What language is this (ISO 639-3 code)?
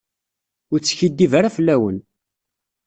kab